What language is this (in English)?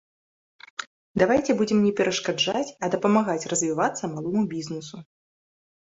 Belarusian